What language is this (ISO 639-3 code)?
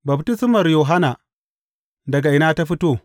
hau